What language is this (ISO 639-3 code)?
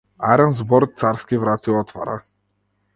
mkd